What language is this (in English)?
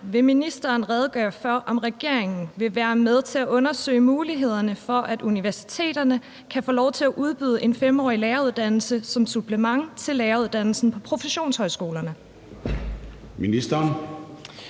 Danish